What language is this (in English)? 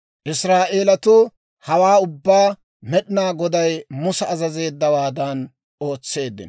Dawro